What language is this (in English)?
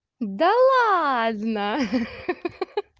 Russian